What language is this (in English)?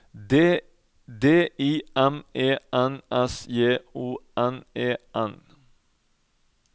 Norwegian